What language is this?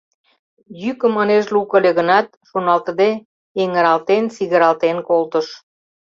Mari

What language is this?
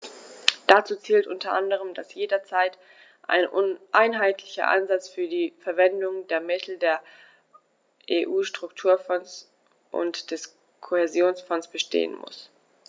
German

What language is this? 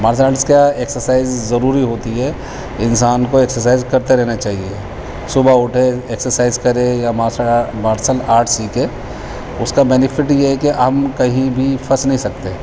Urdu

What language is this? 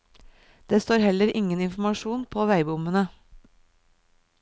Norwegian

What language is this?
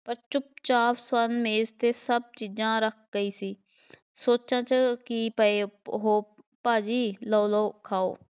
Punjabi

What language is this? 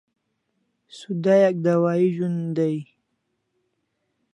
Kalasha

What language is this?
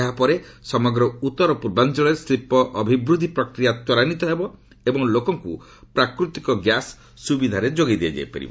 Odia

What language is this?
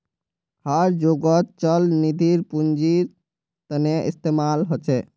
Magahi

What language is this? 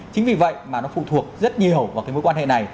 Vietnamese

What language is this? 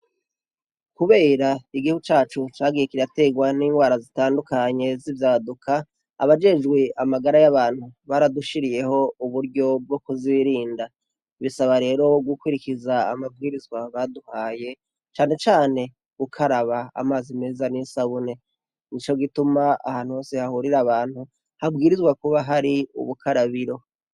Rundi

